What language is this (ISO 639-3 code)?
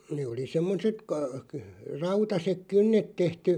fin